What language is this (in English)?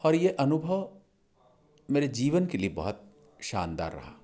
Hindi